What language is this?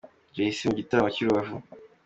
Kinyarwanda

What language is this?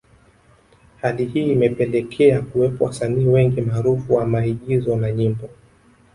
Swahili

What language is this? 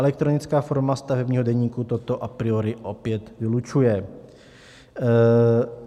Czech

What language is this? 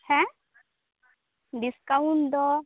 Santali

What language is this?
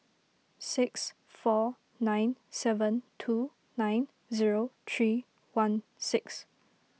English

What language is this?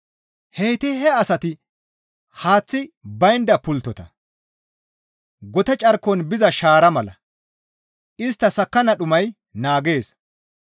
Gamo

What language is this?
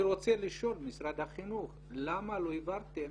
Hebrew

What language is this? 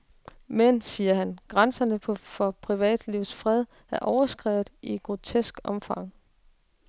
Danish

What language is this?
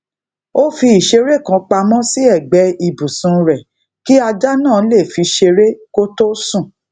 Yoruba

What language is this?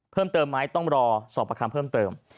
Thai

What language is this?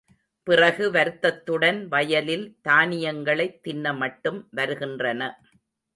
Tamil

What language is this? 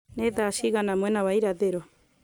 Kikuyu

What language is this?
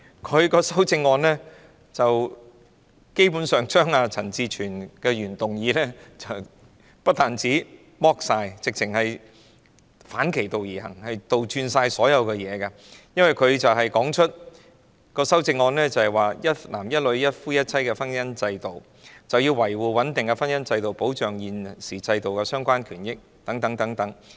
Cantonese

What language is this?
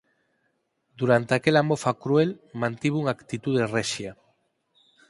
Galician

